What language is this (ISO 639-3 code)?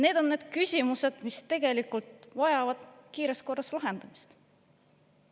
est